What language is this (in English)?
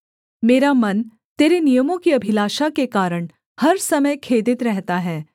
Hindi